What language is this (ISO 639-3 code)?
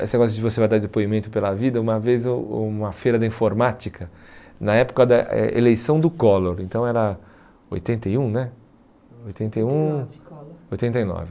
por